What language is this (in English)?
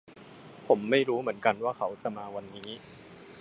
Thai